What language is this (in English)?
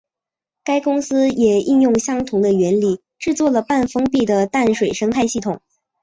Chinese